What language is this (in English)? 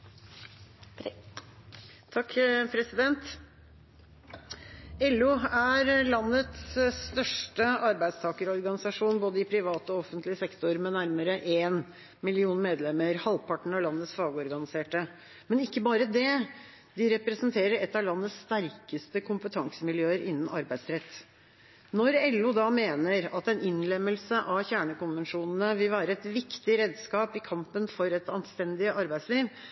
Norwegian Bokmål